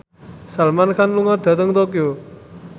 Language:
Javanese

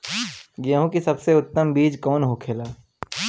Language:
Bhojpuri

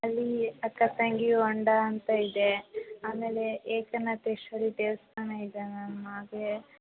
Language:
Kannada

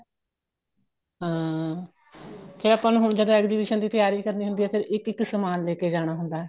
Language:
Punjabi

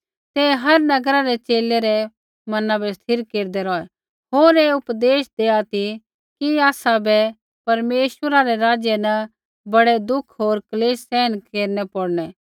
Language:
Kullu Pahari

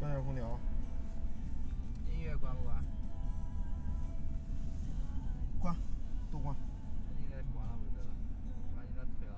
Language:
Chinese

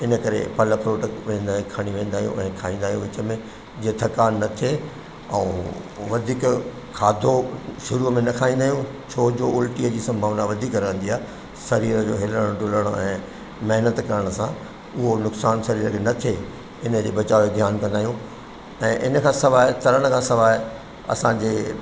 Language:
Sindhi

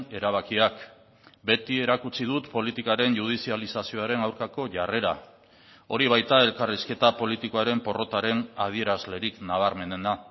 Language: Basque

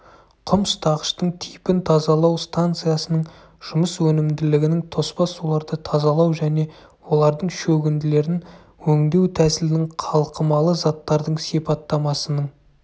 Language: Kazakh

